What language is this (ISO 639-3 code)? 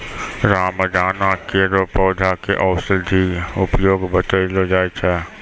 mai